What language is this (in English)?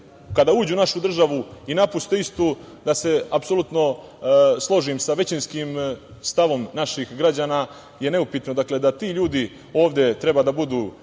Serbian